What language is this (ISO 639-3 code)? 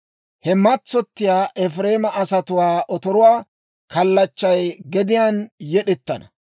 dwr